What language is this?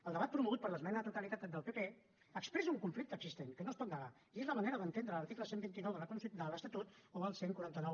Catalan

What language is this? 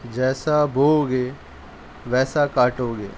Urdu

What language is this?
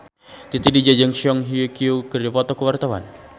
Sundanese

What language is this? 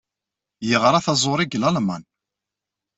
Kabyle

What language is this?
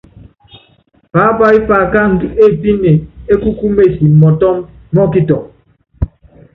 Yangben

